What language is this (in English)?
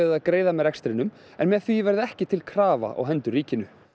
Icelandic